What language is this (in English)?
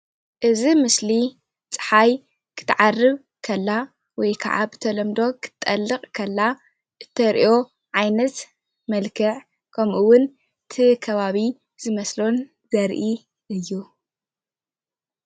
Tigrinya